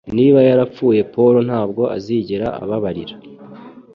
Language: Kinyarwanda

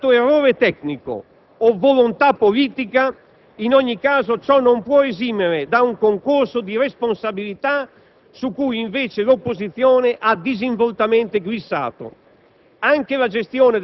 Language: Italian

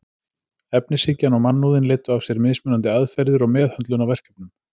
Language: Icelandic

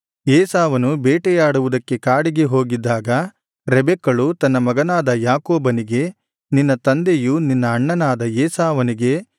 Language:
Kannada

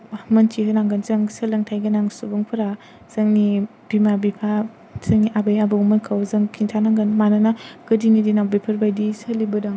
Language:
Bodo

